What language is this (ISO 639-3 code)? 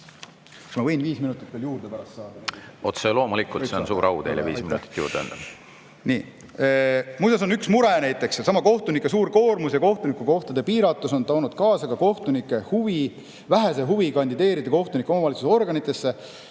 est